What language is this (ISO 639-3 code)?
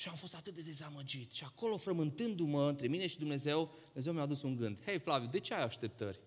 ron